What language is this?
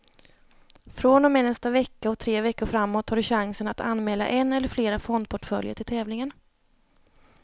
Swedish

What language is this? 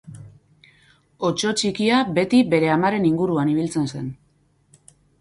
Basque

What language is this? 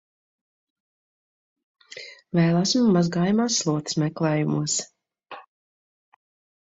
Latvian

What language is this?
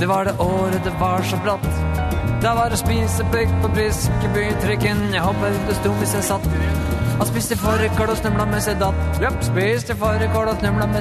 Norwegian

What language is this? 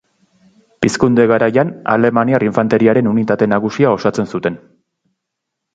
Basque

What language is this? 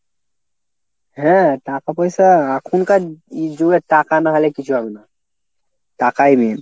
Bangla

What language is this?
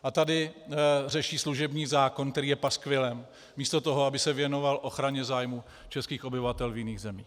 Czech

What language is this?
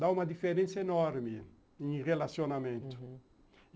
Portuguese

